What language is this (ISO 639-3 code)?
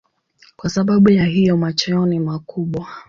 swa